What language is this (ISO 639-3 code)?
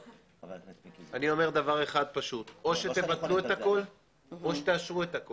heb